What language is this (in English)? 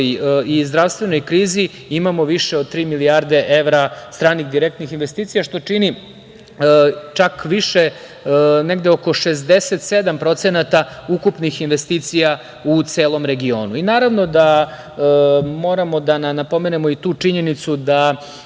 Serbian